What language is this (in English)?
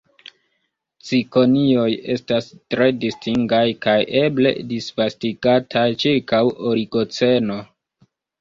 Esperanto